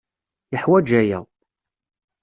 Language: Kabyle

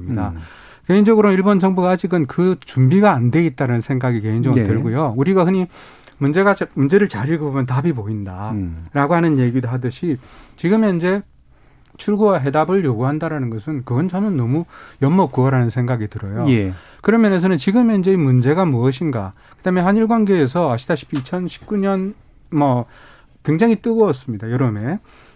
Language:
Korean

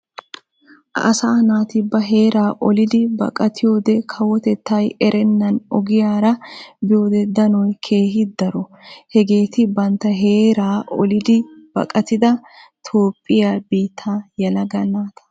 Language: Wolaytta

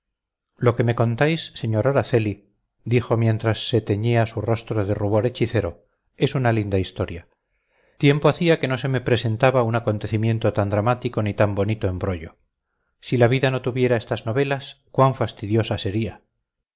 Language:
Spanish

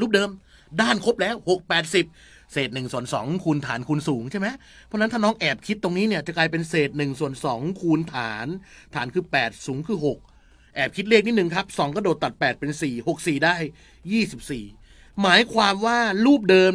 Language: Thai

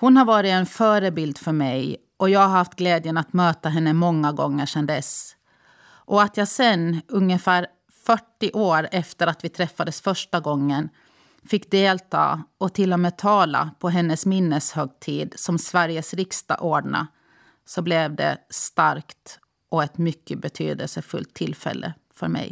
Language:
Swedish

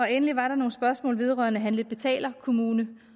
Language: Danish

